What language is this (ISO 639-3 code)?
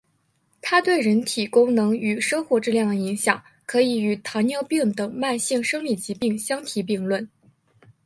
zho